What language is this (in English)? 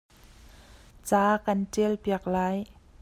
Hakha Chin